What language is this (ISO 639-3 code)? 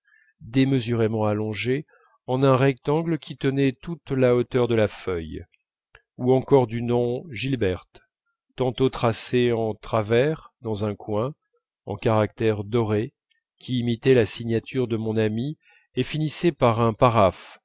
fra